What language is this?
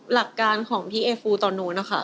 Thai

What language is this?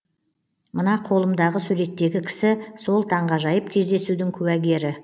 Kazakh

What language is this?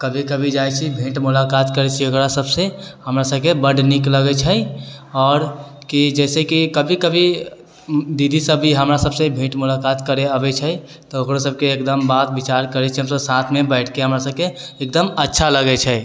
Maithili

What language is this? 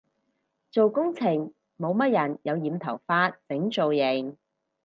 Cantonese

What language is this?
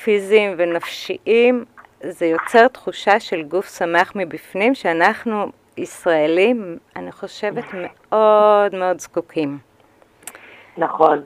Hebrew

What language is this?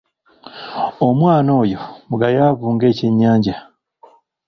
Ganda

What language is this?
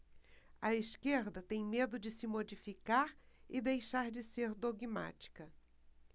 Portuguese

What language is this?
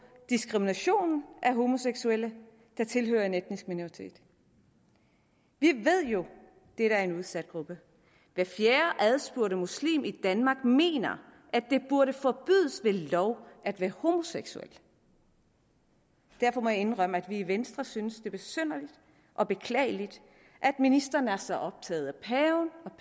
Danish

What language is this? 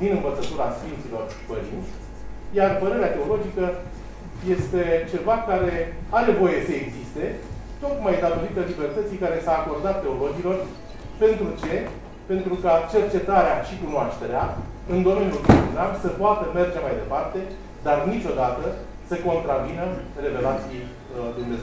Romanian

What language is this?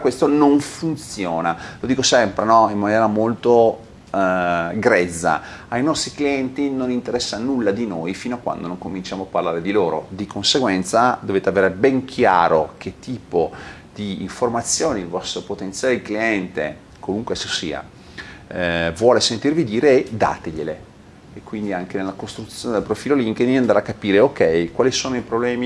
Italian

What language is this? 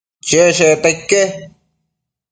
Matsés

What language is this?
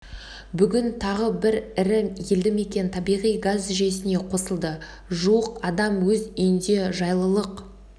Kazakh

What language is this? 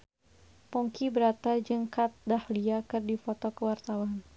Sundanese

